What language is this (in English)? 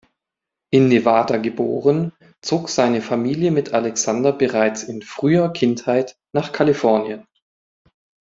German